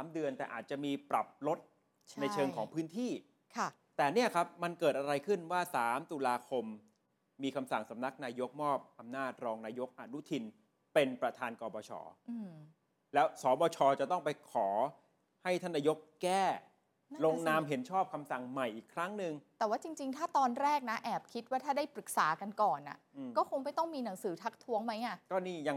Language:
Thai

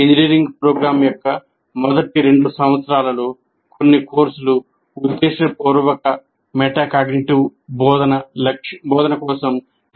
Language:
Telugu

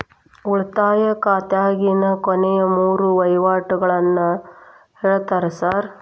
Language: Kannada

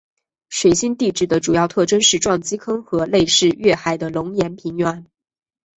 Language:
Chinese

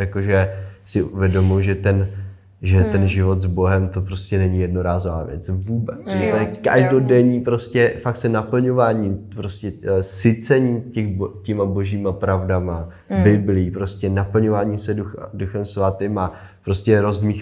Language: Czech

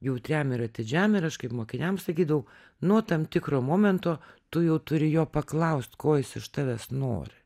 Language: Lithuanian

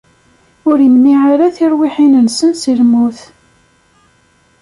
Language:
Kabyle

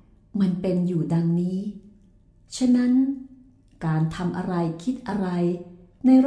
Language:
Thai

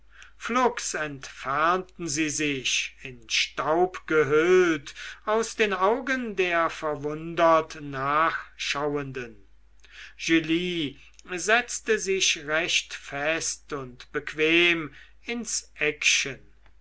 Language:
German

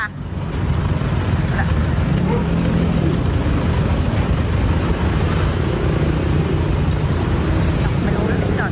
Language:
Thai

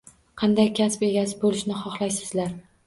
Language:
Uzbek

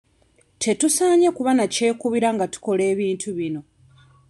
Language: Ganda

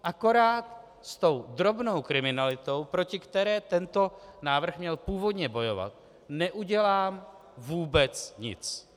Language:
Czech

